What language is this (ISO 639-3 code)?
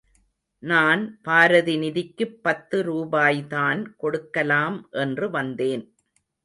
tam